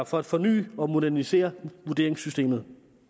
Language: Danish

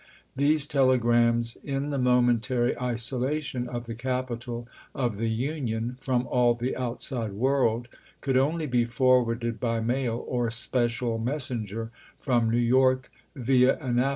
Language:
English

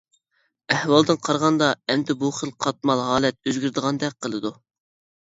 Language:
Uyghur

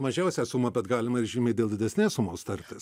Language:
Lithuanian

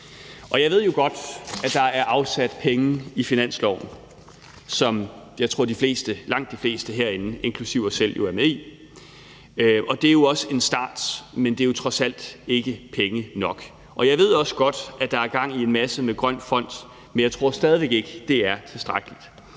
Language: Danish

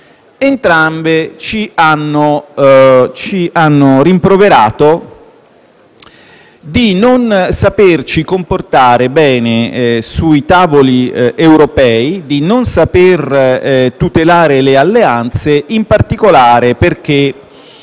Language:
Italian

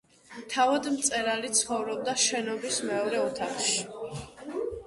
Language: Georgian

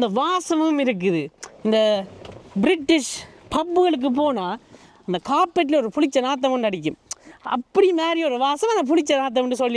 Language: Tamil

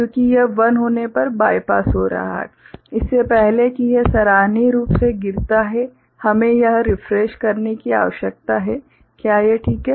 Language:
Hindi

